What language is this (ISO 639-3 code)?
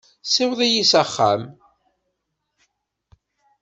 kab